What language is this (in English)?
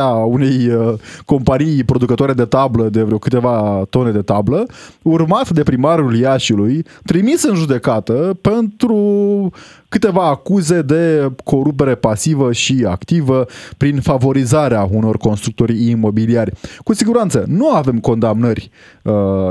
Romanian